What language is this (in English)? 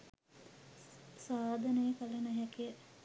Sinhala